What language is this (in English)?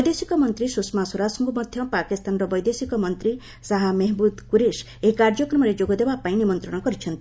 Odia